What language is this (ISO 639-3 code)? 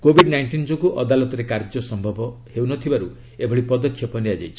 ori